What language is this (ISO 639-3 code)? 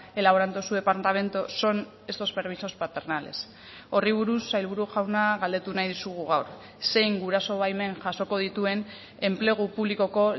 eus